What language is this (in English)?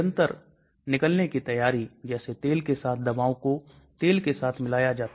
Hindi